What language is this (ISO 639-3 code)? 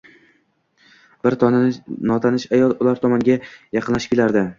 uzb